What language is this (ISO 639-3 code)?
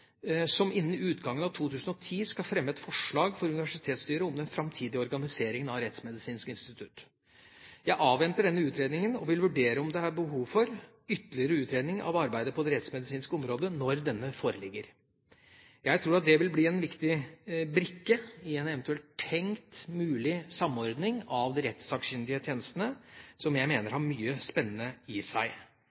nob